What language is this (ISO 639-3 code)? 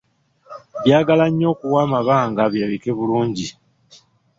lug